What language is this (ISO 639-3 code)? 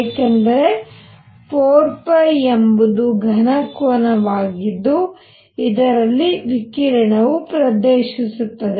kan